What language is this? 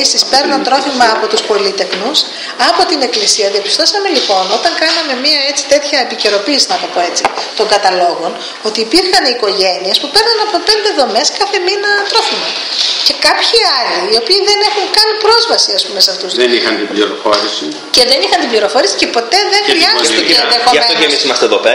Greek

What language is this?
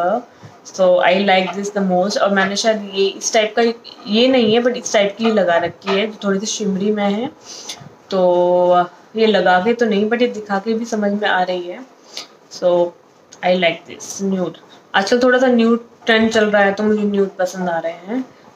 Hindi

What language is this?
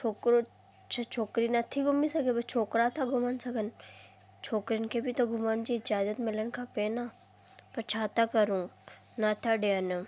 Sindhi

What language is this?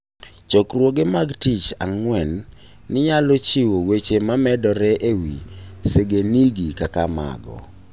Luo (Kenya and Tanzania)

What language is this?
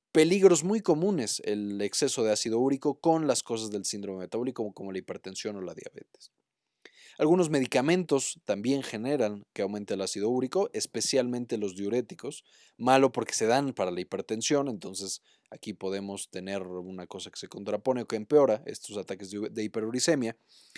Spanish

